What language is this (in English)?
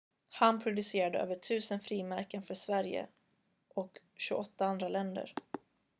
Swedish